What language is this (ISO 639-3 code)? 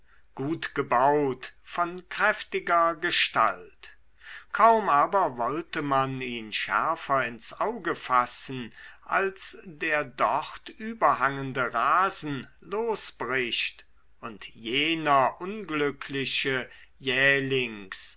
deu